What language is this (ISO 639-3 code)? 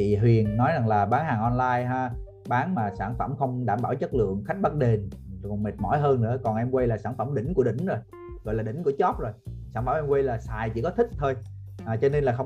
vie